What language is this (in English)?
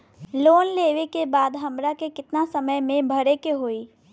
Bhojpuri